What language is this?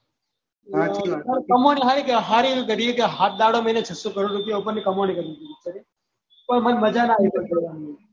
Gujarati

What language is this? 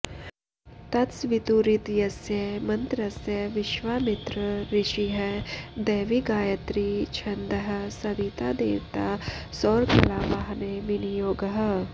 Sanskrit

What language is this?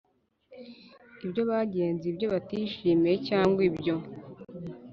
Kinyarwanda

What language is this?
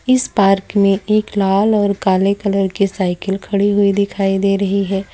Hindi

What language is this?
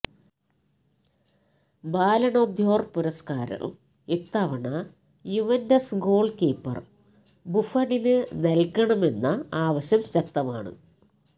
Malayalam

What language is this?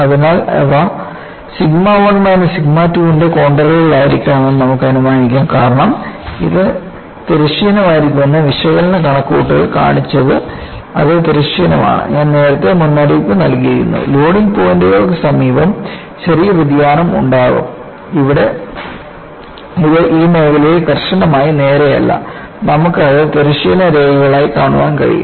Malayalam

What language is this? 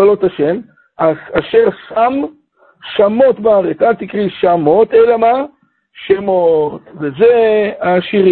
Hebrew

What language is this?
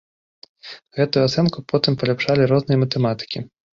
Belarusian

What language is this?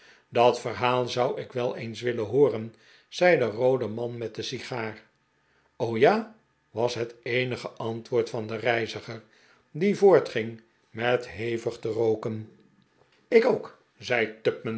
Dutch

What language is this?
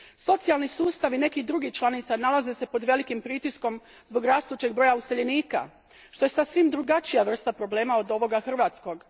Croatian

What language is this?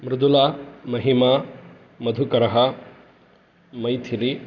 Sanskrit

